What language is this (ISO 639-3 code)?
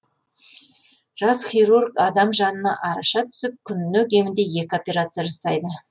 kaz